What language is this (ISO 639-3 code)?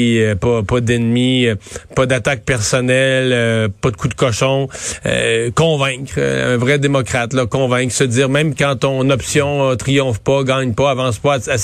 fra